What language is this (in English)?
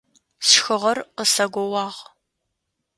Adyghe